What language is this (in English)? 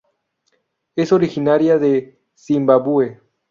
Spanish